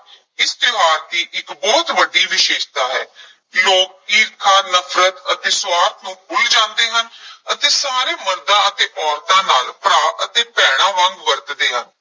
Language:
Punjabi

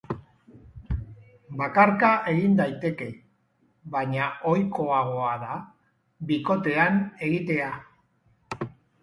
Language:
Basque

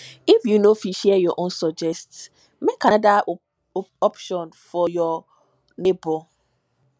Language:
Nigerian Pidgin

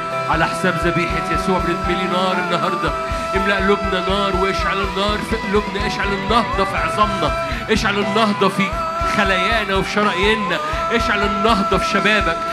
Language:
Arabic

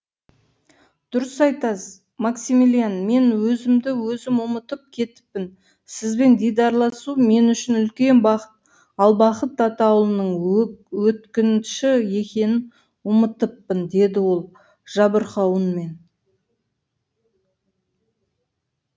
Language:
Kazakh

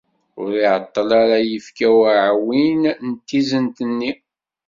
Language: Kabyle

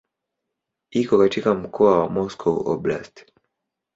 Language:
Swahili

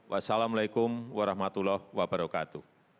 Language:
Indonesian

